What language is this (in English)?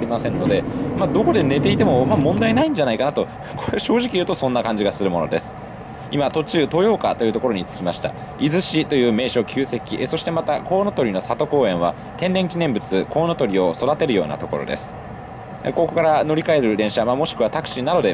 Japanese